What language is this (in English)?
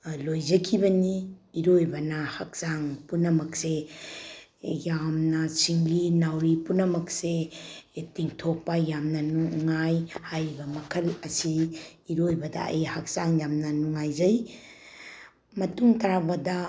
Manipuri